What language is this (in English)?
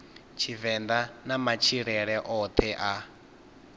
Venda